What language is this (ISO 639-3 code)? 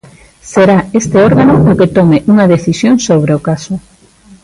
glg